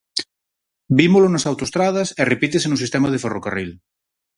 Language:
Galician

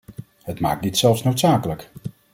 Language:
Dutch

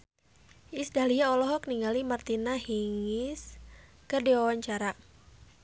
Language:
Sundanese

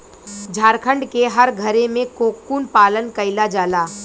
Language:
Bhojpuri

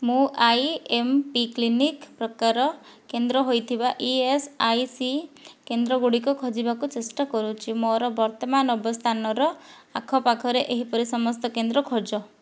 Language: Odia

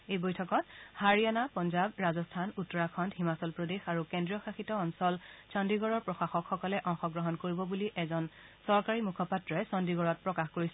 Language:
Assamese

